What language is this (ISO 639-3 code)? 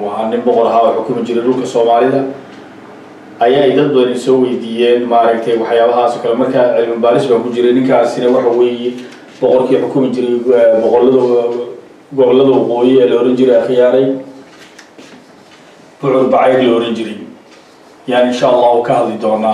ara